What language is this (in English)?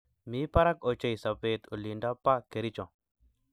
Kalenjin